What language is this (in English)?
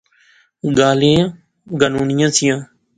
Pahari-Potwari